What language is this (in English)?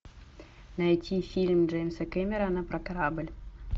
Russian